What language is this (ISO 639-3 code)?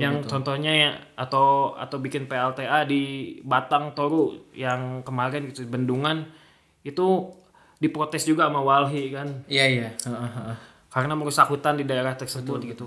ind